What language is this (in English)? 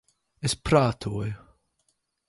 Latvian